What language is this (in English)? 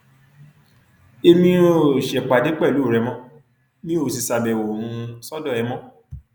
Yoruba